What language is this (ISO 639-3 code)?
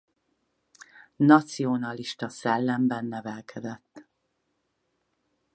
hun